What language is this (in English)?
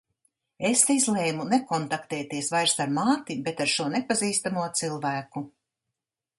Latvian